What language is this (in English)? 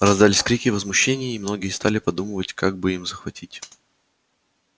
Russian